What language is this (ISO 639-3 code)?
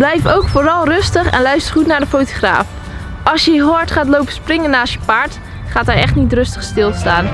nld